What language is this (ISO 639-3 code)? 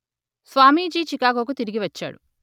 tel